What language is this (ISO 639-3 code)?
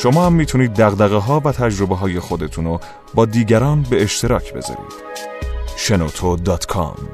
fas